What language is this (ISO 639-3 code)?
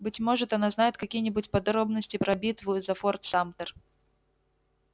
rus